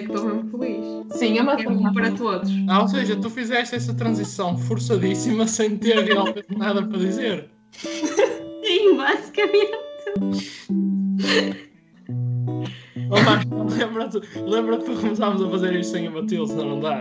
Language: Portuguese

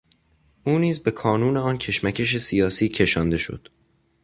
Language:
Persian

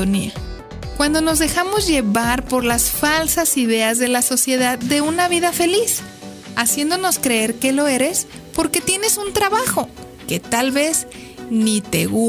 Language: Spanish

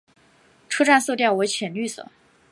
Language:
Chinese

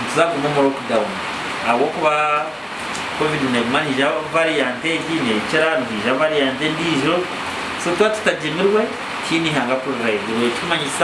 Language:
French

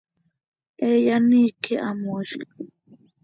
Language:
Seri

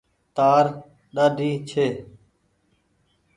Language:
Goaria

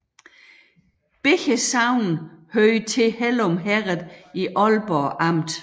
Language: Danish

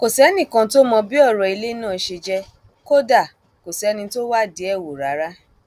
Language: Yoruba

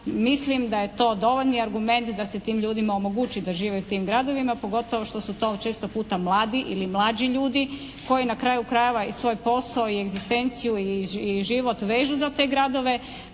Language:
Croatian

